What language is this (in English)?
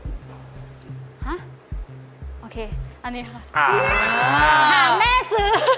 Thai